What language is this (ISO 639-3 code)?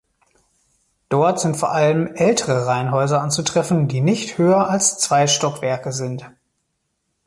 deu